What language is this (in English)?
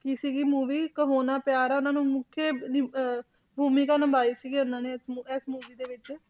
Punjabi